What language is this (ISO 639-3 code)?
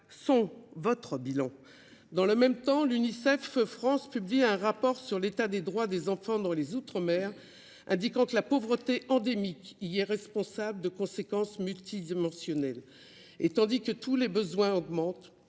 fra